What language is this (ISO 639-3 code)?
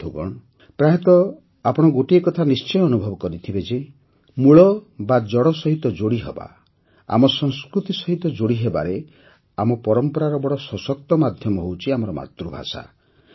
ori